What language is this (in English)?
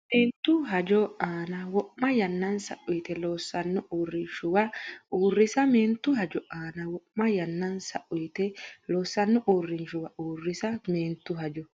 Sidamo